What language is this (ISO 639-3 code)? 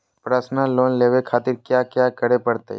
mag